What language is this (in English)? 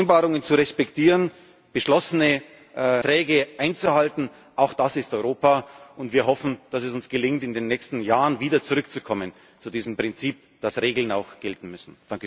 German